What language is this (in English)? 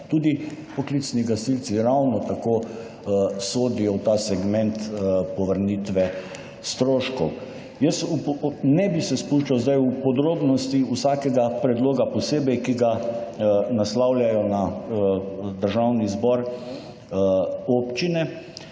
Slovenian